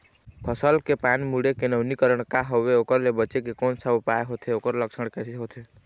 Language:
Chhattisgarhi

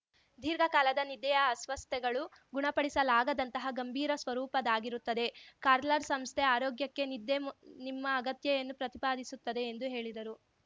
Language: Kannada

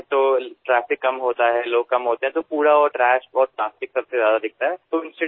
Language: Assamese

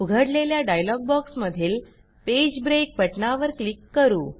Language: Marathi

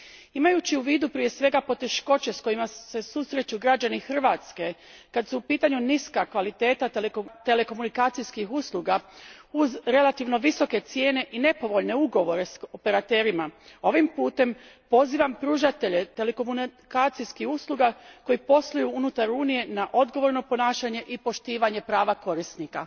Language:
Croatian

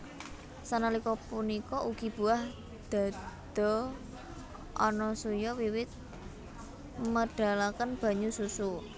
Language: Javanese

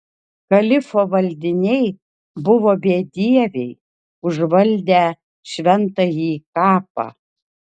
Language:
Lithuanian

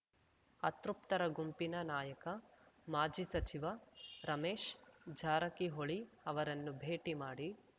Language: Kannada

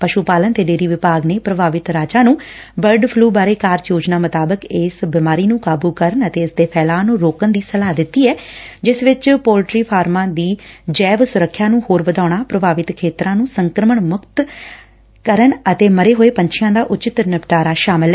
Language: Punjabi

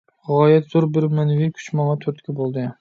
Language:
Uyghur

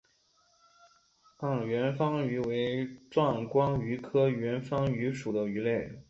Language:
Chinese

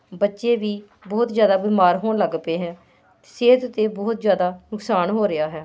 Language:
Punjabi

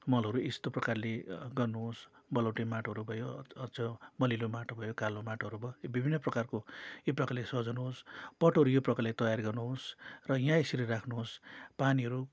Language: Nepali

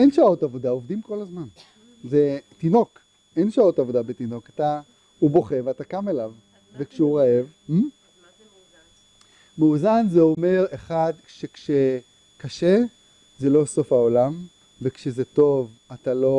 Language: Hebrew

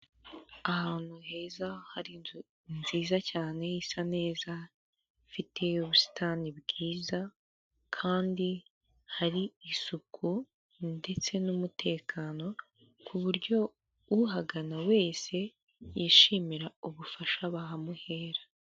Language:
Kinyarwanda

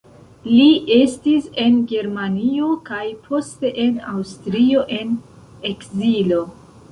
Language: Esperanto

